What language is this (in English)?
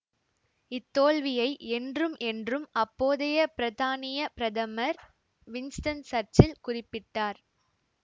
Tamil